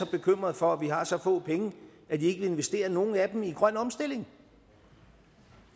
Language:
Danish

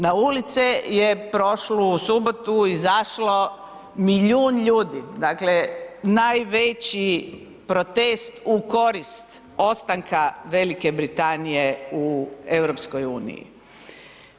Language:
Croatian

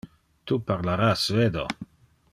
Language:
Interlingua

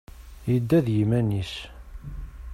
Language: Kabyle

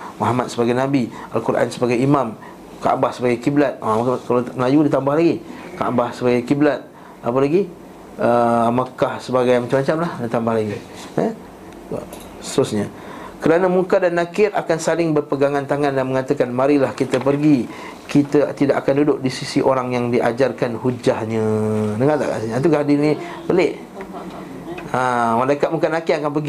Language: Malay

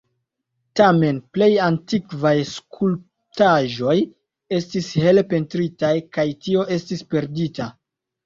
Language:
Esperanto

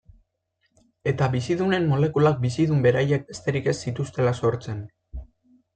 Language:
Basque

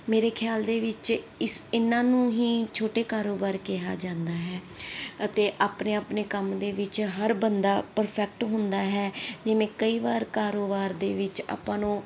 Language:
Punjabi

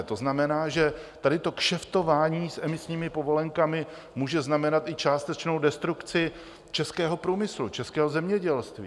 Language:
Czech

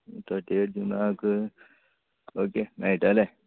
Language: Konkani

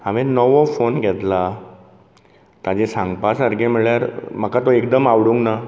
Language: Konkani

